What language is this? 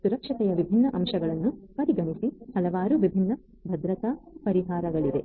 Kannada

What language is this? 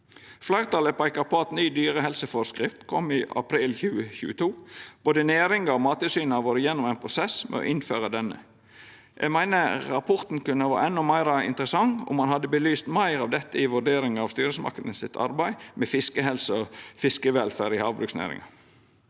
Norwegian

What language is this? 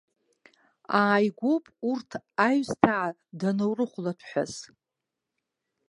Abkhazian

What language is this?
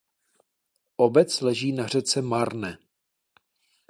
Czech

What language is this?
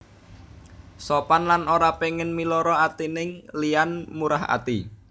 Javanese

